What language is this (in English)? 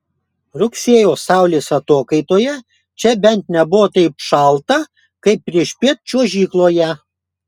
Lithuanian